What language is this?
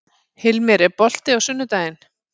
Icelandic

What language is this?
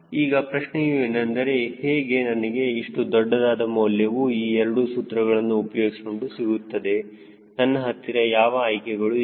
Kannada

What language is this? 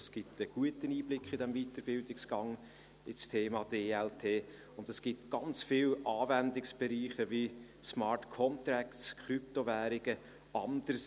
Swiss German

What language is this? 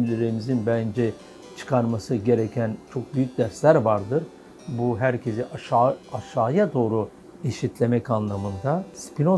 Turkish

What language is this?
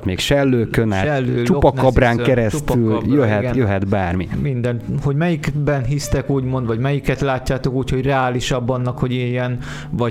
Hungarian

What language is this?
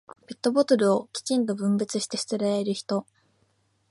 Japanese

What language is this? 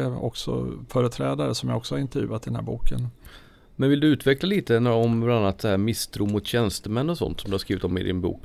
Swedish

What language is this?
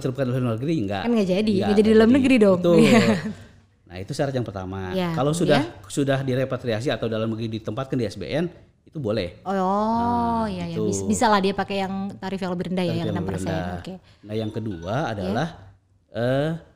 Indonesian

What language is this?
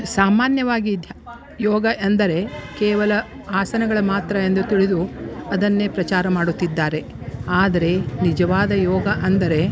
Kannada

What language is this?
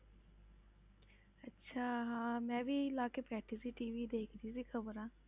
Punjabi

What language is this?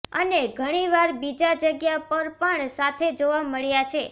Gujarati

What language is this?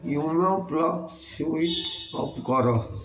Odia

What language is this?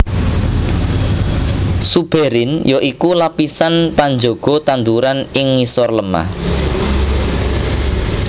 Javanese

